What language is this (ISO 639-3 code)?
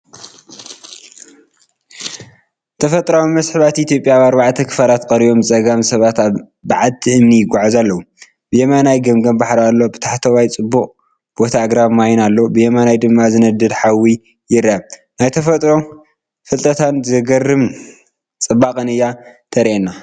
tir